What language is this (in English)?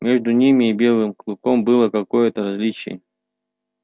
Russian